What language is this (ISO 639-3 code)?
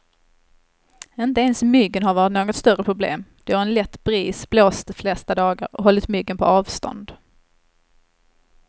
swe